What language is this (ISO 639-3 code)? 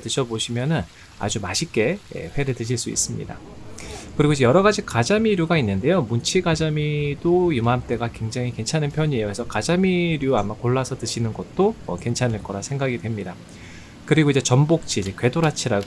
kor